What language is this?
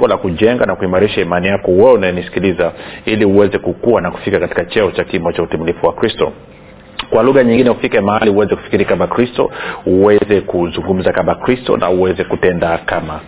Swahili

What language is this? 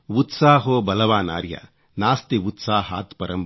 Kannada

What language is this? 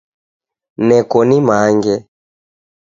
Taita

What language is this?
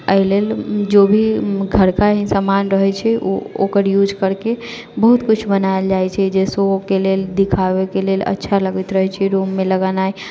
Maithili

